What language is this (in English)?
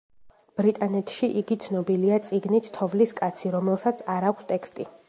Georgian